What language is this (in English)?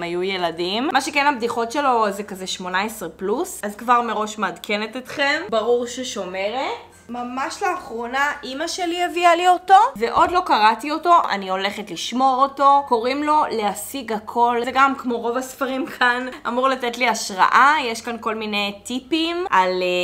Hebrew